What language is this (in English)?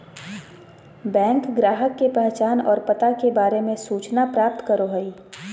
Magahi